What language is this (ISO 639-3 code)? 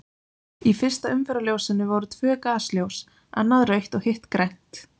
isl